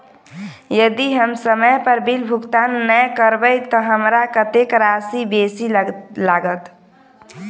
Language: Maithili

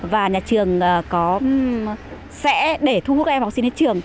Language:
Vietnamese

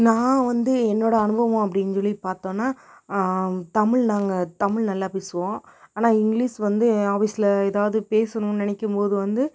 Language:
Tamil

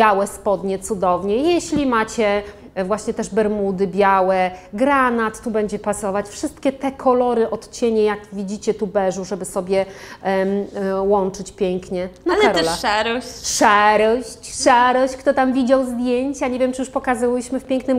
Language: Polish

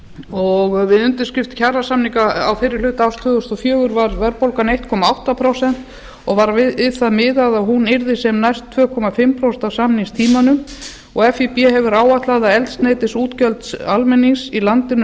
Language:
Icelandic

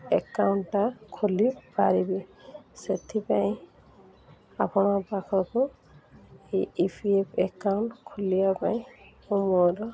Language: Odia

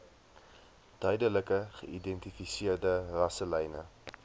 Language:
Afrikaans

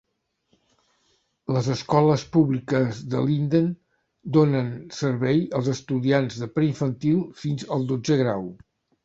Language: Catalan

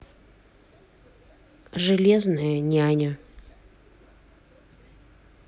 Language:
Russian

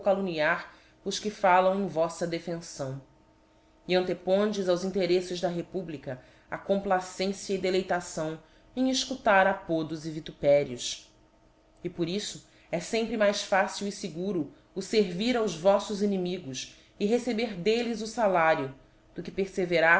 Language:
Portuguese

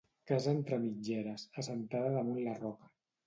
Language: Catalan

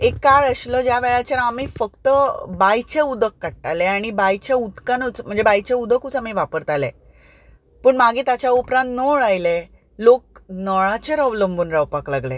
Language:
Konkani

